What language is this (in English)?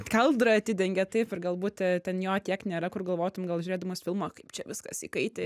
Lithuanian